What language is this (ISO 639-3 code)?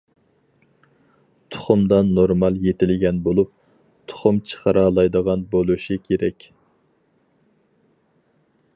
uig